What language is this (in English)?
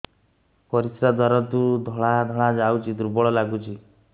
Odia